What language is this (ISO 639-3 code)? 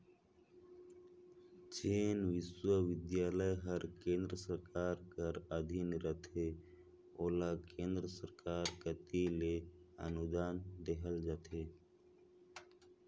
hne